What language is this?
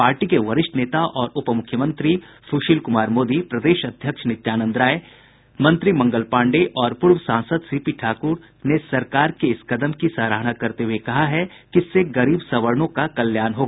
Hindi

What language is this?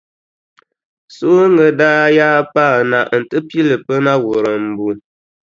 Dagbani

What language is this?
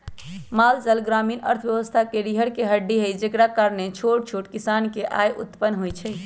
Magahi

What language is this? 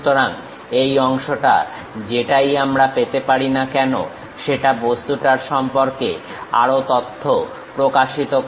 Bangla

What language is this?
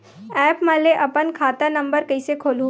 Chhattisgarhi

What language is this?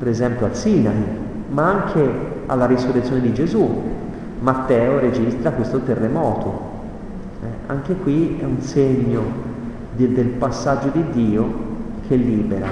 Italian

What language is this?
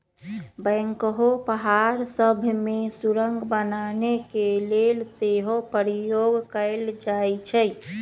Magahi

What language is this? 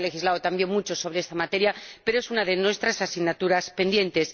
Spanish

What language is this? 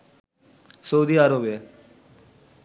Bangla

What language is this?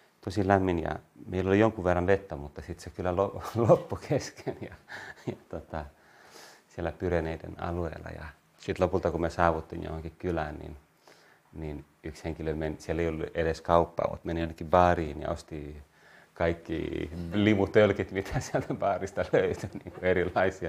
Finnish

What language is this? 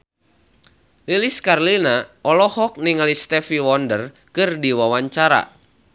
Sundanese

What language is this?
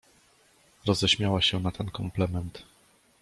Polish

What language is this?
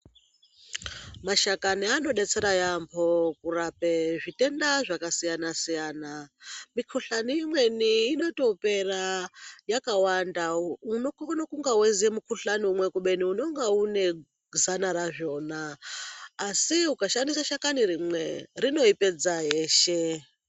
Ndau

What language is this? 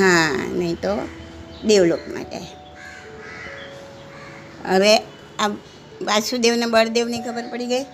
Gujarati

